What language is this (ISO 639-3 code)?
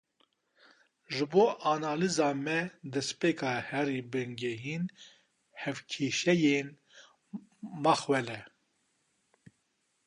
kur